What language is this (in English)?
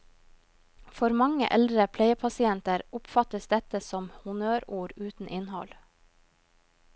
Norwegian